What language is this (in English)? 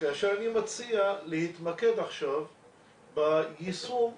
Hebrew